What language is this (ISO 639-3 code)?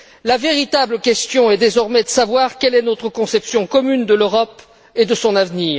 fra